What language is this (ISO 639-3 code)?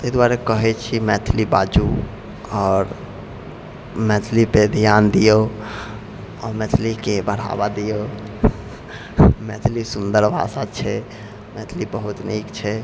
mai